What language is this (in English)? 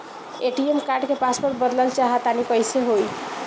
Bhojpuri